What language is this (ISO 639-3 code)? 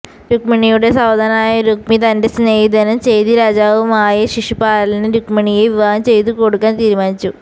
mal